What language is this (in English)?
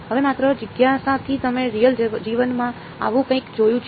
Gujarati